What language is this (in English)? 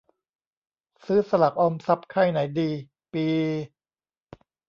Thai